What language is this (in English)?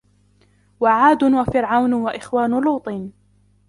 Arabic